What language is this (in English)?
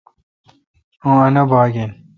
Kalkoti